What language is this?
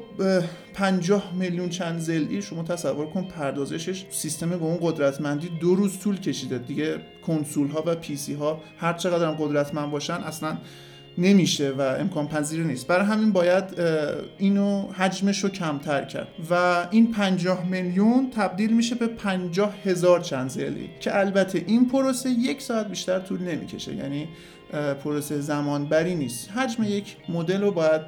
Persian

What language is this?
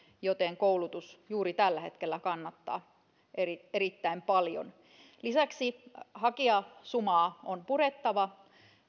Finnish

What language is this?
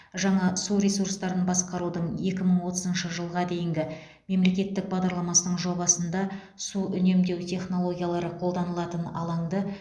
Kazakh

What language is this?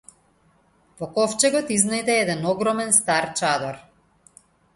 Macedonian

